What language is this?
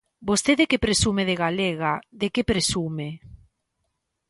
Galician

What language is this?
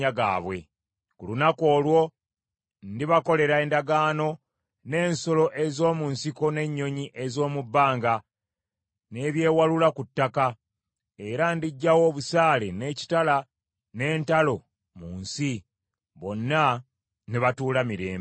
Ganda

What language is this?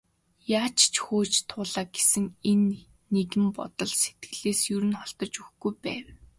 Mongolian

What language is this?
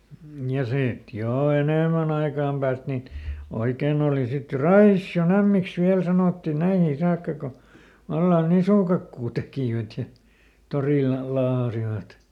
Finnish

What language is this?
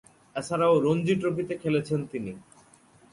Bangla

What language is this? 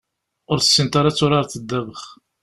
Kabyle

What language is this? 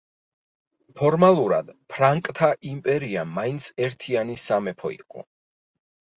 Georgian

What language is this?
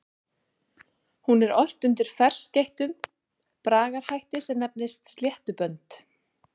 Icelandic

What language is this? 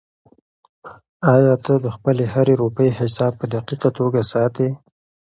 Pashto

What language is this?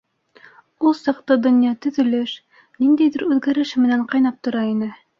Bashkir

